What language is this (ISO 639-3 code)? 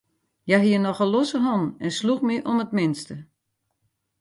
fry